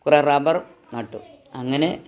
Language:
Malayalam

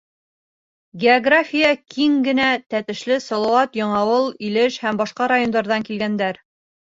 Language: Bashkir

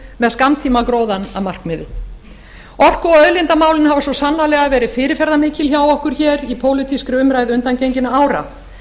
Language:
Icelandic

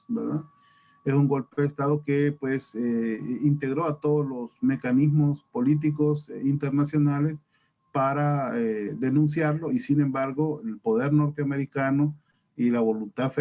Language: Spanish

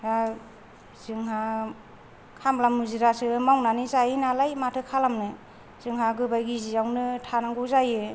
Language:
Bodo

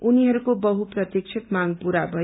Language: Nepali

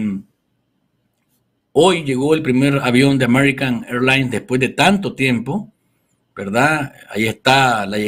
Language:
Spanish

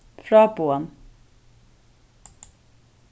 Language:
Faroese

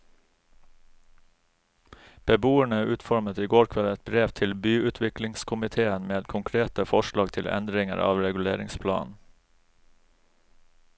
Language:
Norwegian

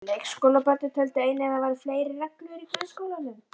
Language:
Icelandic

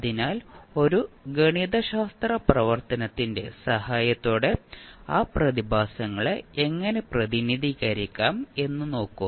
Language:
Malayalam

